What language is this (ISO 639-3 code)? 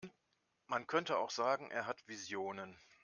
deu